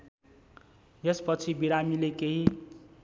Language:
Nepali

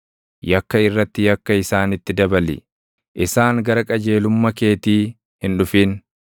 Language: Oromo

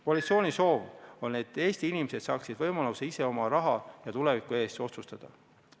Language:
Estonian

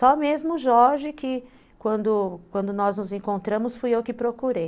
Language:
Portuguese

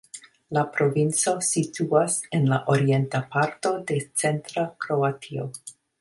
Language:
Esperanto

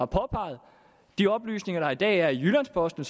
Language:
Danish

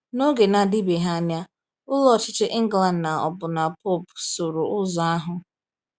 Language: Igbo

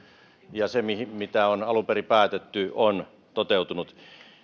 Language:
Finnish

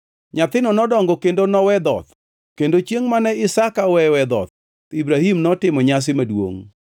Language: Luo (Kenya and Tanzania)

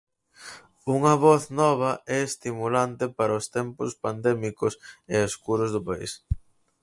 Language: Galician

